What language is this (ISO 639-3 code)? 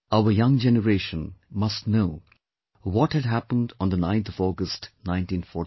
eng